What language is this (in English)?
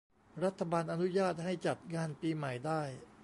Thai